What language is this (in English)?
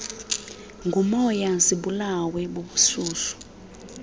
Xhosa